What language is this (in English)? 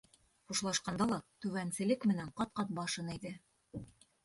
Bashkir